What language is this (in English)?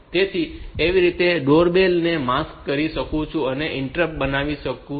Gujarati